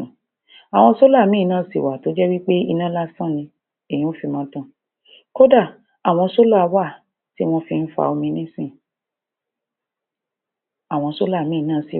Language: Yoruba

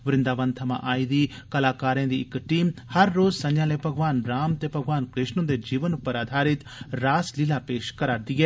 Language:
Dogri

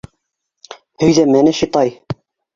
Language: Bashkir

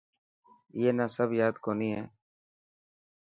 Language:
Dhatki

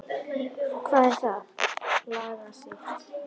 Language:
Icelandic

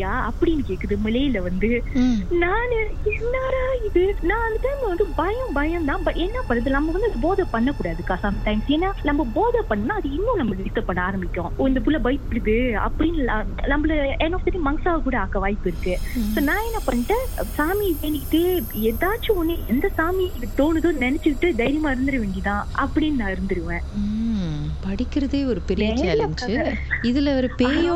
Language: Tamil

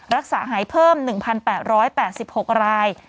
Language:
Thai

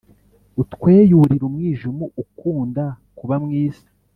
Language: Kinyarwanda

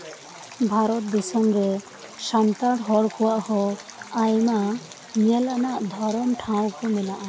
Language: Santali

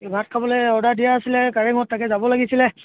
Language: Assamese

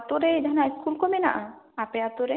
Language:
Santali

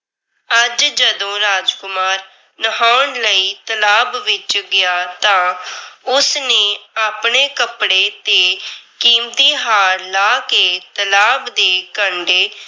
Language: Punjabi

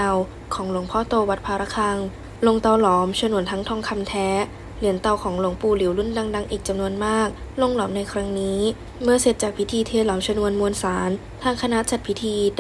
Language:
Thai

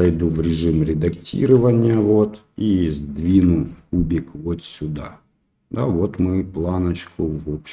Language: Russian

